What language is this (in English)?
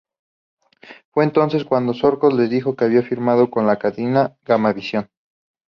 Spanish